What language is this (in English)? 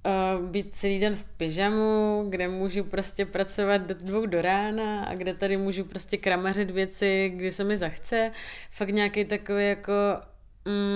Czech